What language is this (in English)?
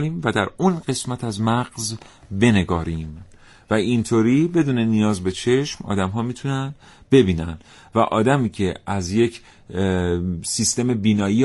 Persian